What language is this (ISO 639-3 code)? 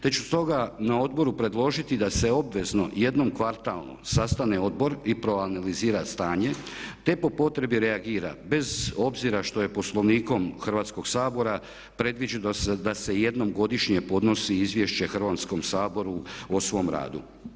hrv